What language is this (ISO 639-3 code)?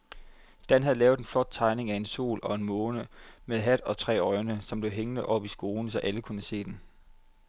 dan